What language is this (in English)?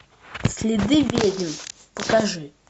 Russian